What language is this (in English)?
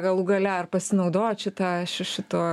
Lithuanian